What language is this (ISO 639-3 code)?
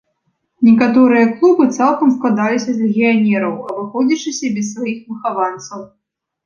bel